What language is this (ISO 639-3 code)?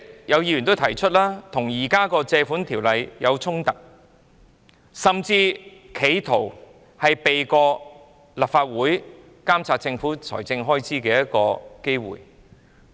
yue